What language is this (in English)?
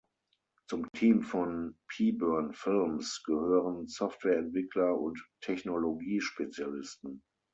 German